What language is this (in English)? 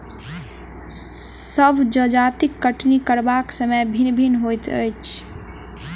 Maithili